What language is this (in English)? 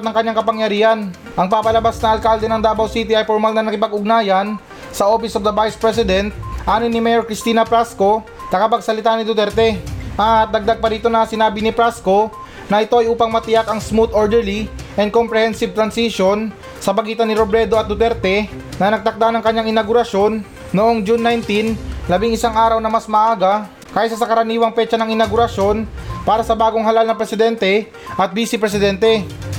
Filipino